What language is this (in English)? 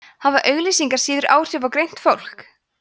Icelandic